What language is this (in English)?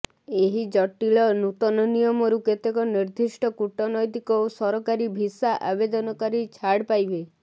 Odia